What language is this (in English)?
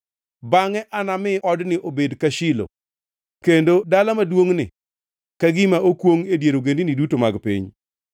Luo (Kenya and Tanzania)